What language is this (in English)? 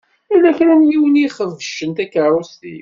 Kabyle